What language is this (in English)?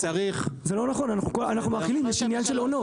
Hebrew